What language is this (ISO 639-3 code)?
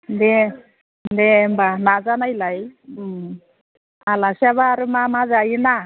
brx